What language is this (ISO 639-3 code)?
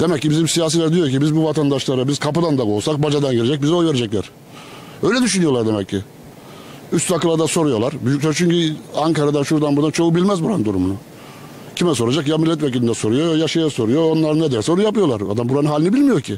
tur